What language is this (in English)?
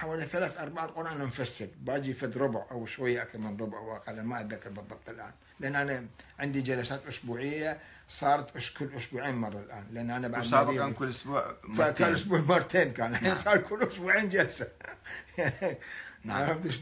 Arabic